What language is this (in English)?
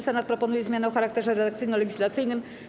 Polish